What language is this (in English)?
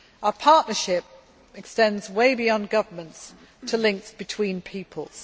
English